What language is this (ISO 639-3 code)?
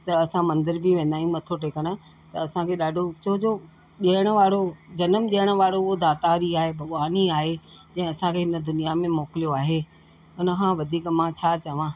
snd